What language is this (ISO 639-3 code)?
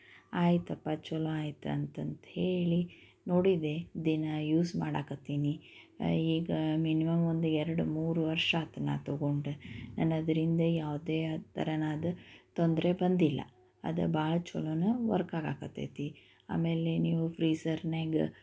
kan